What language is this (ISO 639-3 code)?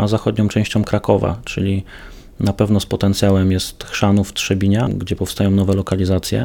pol